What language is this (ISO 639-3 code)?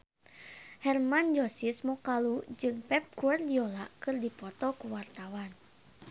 sun